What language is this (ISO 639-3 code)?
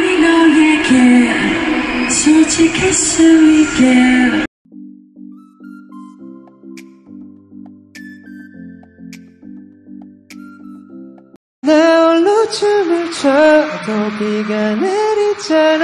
eng